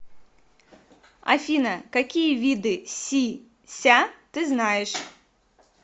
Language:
Russian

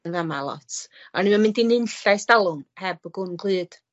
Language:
Welsh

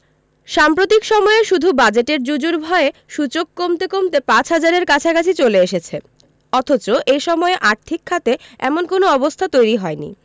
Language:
Bangla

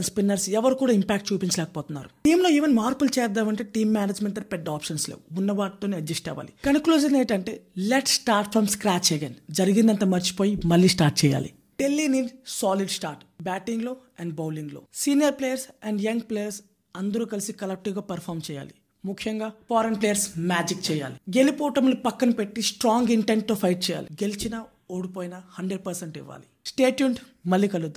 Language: Telugu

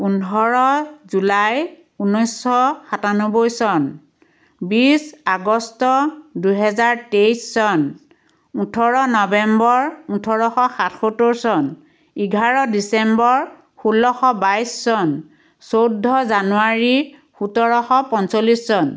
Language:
Assamese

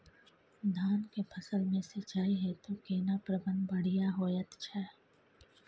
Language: Maithili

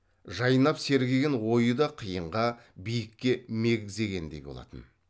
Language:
Kazakh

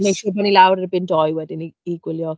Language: Welsh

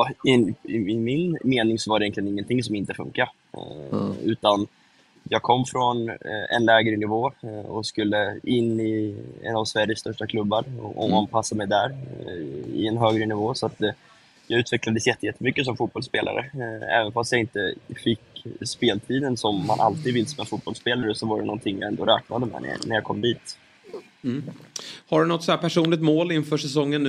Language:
Swedish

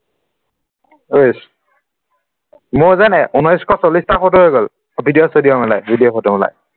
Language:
Assamese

